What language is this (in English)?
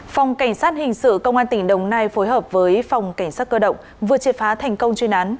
Vietnamese